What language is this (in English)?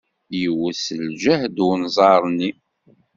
Kabyle